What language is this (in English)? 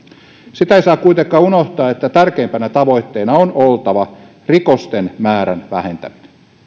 Finnish